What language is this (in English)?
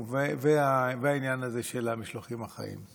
Hebrew